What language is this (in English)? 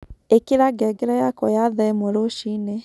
Kikuyu